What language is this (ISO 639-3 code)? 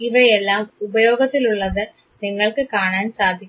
mal